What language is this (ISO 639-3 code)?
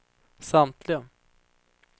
swe